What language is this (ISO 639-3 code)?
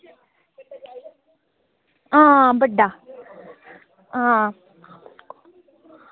doi